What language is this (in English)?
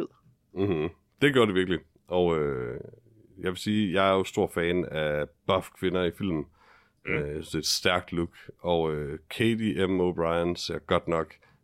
Danish